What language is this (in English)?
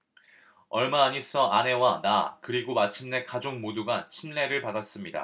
Korean